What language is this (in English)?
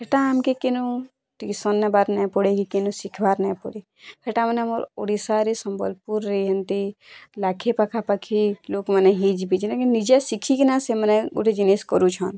Odia